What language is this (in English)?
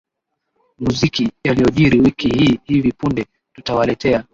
Swahili